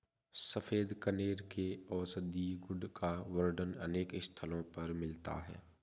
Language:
Hindi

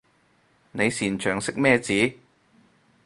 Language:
Cantonese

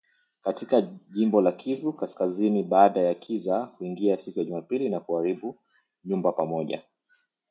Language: Swahili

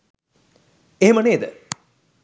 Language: Sinhala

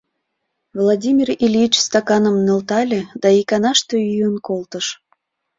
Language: Mari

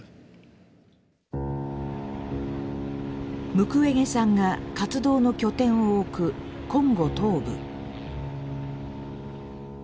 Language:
Japanese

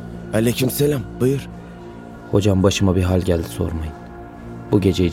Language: Turkish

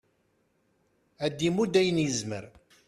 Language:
Kabyle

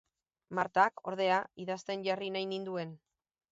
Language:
Basque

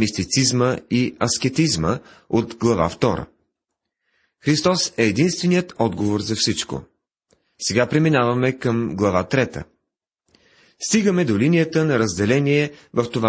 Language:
Bulgarian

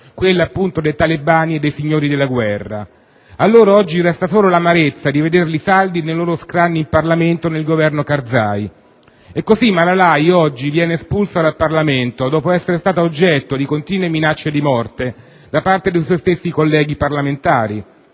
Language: Italian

